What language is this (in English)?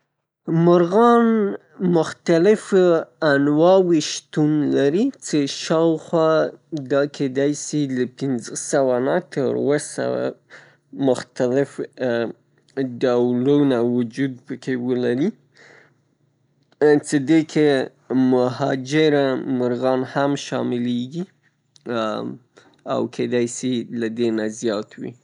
Pashto